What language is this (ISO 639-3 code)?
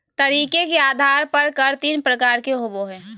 mag